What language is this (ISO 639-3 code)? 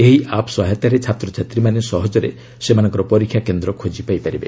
ori